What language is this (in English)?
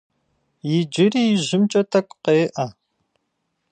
Kabardian